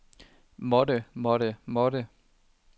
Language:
Danish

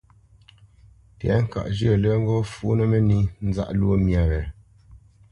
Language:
Bamenyam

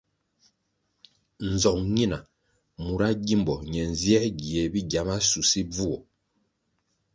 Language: Kwasio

